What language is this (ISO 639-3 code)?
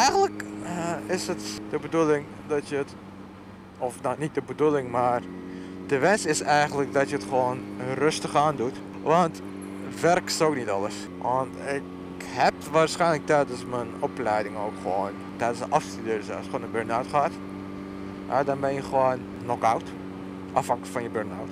nld